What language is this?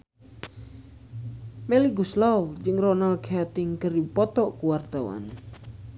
Sundanese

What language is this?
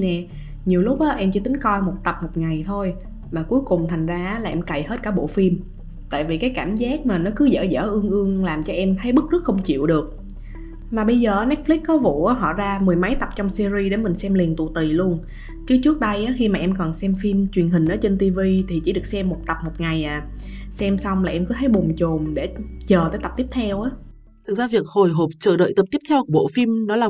Vietnamese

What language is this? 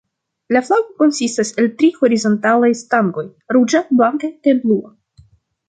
Esperanto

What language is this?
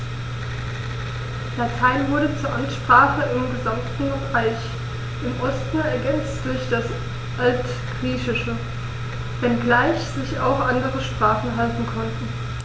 German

